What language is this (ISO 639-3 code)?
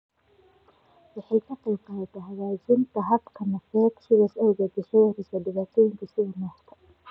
som